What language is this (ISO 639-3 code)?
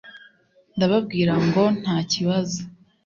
kin